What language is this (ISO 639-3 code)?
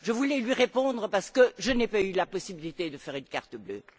fra